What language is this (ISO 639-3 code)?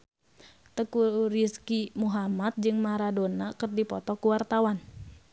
sun